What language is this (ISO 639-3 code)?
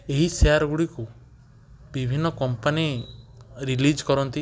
ori